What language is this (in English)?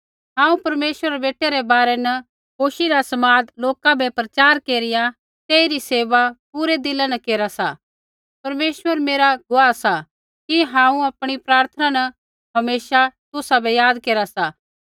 Kullu Pahari